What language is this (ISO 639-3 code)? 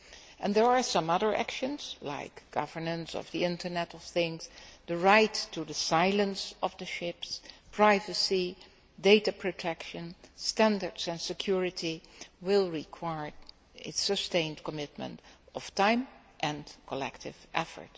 eng